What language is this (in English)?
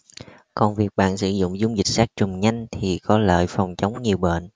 Vietnamese